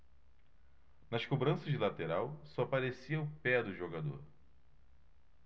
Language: Portuguese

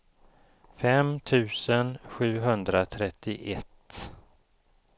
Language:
Swedish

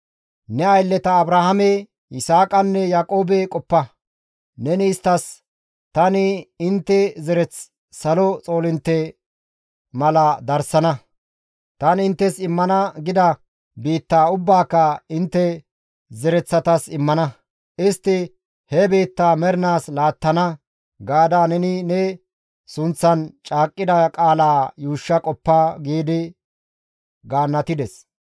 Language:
Gamo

